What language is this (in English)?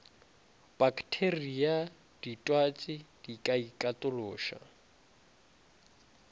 Northern Sotho